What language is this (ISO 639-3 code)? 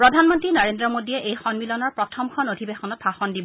asm